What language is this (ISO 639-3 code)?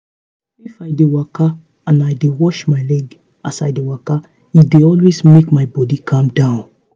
pcm